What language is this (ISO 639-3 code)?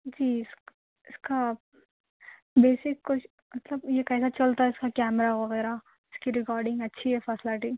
urd